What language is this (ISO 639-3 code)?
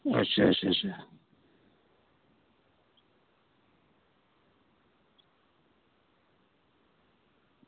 doi